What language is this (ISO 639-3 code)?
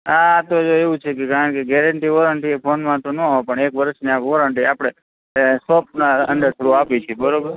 guj